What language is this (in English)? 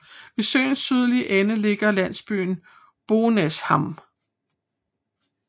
Danish